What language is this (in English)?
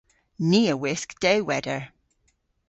Cornish